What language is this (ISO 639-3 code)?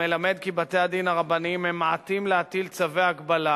heb